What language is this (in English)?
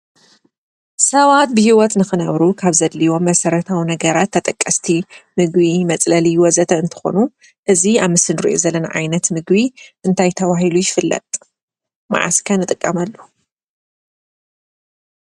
Tigrinya